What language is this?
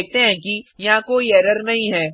Hindi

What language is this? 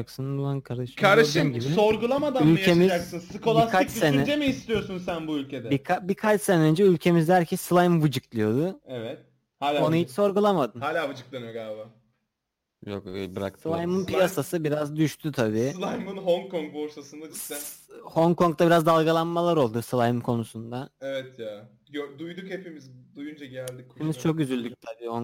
Turkish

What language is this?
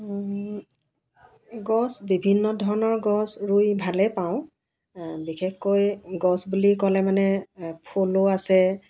Assamese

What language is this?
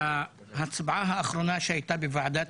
Hebrew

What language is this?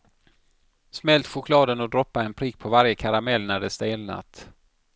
Swedish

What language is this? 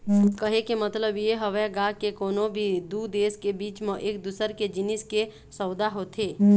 Chhattisgarhi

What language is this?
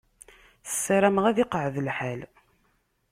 Kabyle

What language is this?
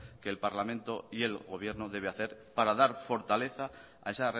Spanish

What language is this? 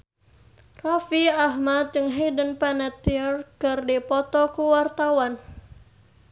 Sundanese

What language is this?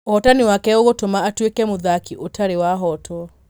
Kikuyu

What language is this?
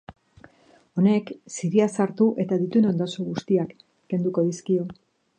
Basque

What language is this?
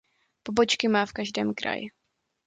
Czech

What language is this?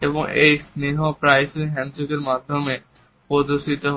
Bangla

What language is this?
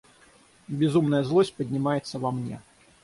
Russian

